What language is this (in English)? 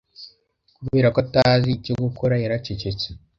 Kinyarwanda